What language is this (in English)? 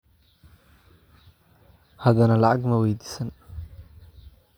Somali